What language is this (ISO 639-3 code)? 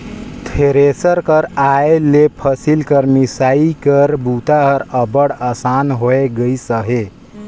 hne